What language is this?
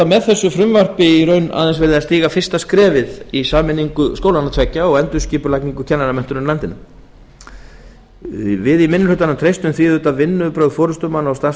Icelandic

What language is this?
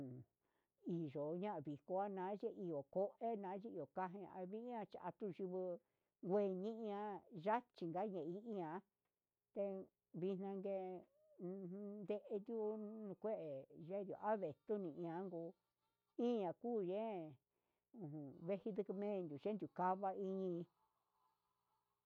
Huitepec Mixtec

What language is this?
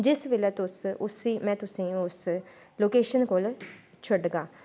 Dogri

